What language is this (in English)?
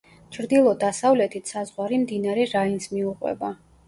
Georgian